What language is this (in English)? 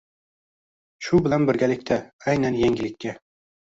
Uzbek